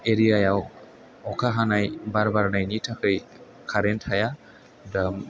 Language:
Bodo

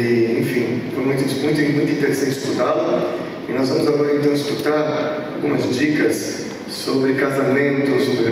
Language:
Portuguese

